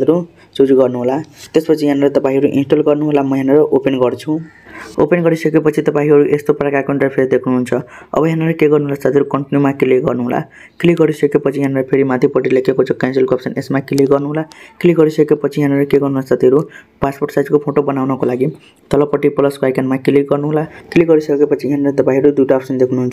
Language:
Hindi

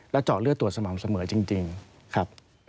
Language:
Thai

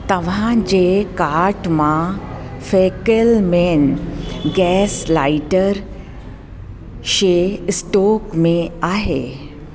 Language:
Sindhi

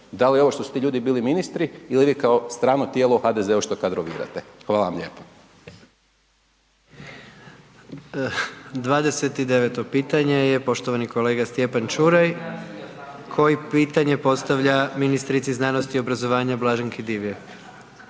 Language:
Croatian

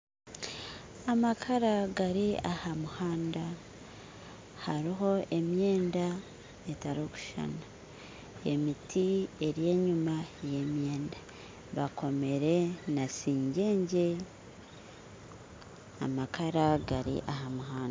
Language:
Nyankole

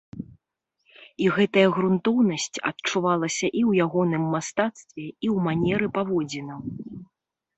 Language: Belarusian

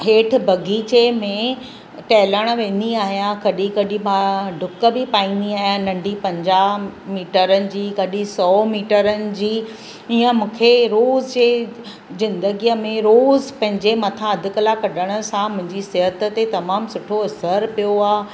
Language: Sindhi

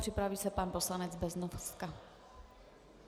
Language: Czech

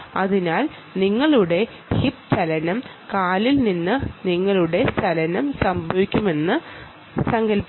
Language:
Malayalam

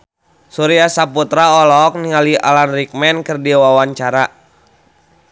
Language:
Sundanese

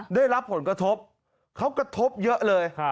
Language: Thai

